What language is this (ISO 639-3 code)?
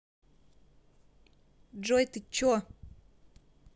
rus